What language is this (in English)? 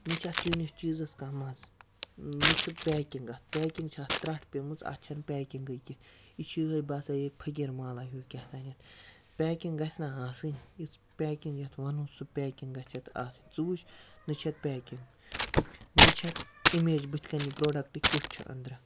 Kashmiri